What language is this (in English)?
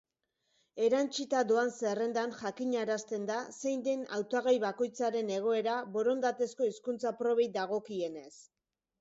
Basque